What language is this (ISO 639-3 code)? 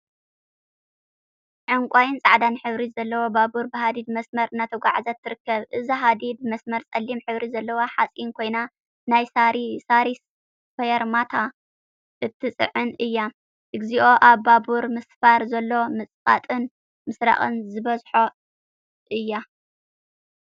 tir